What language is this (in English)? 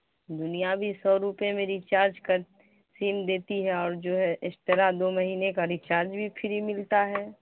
Urdu